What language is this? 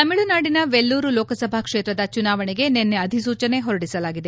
Kannada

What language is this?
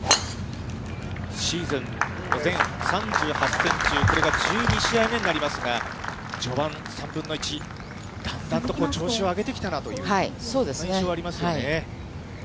Japanese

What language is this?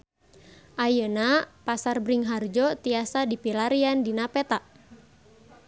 Sundanese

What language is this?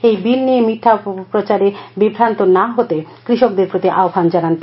Bangla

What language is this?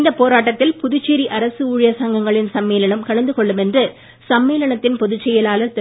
Tamil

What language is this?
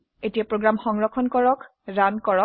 Assamese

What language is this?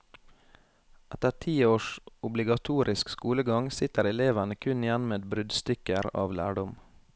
Norwegian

